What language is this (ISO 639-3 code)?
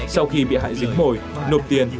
vie